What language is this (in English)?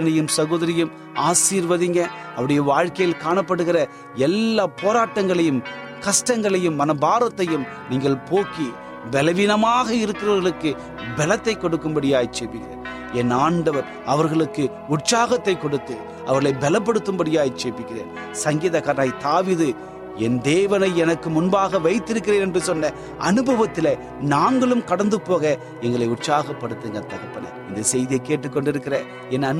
Tamil